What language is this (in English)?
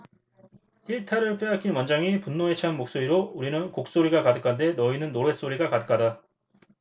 Korean